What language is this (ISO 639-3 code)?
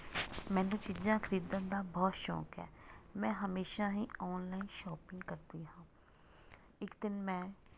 pan